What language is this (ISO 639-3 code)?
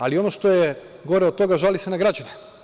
srp